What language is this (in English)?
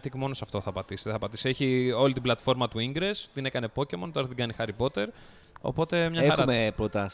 Greek